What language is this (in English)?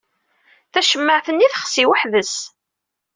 Kabyle